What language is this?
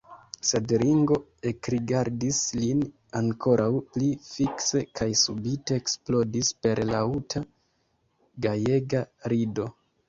Esperanto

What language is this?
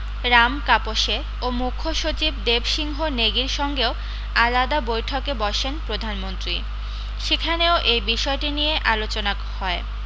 Bangla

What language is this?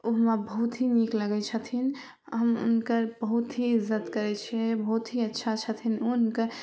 Maithili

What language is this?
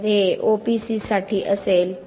Marathi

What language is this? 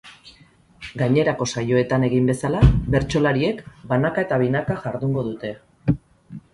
Basque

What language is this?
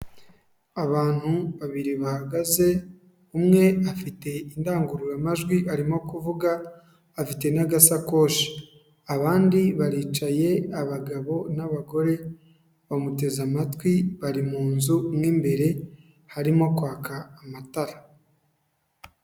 Kinyarwanda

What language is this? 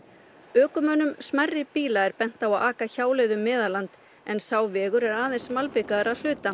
Icelandic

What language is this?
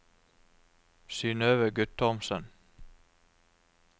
Norwegian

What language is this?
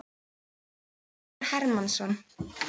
Icelandic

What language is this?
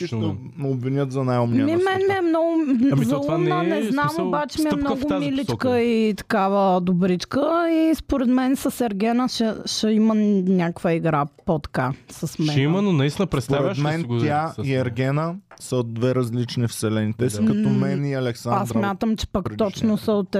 Bulgarian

